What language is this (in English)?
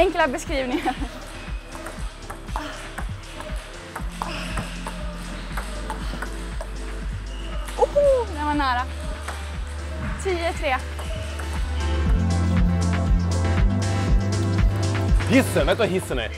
Swedish